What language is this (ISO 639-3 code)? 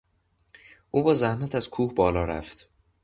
fas